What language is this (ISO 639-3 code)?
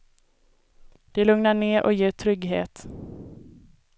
swe